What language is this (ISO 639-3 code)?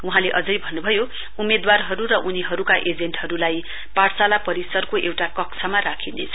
nep